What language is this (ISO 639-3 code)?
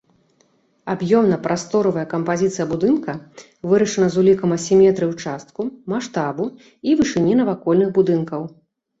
bel